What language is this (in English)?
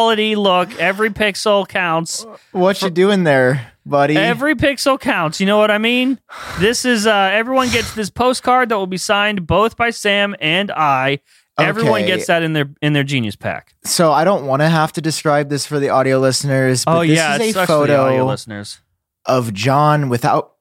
English